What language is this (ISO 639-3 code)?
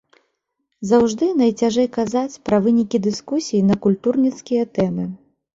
bel